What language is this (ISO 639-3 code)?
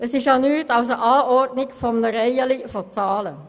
gsw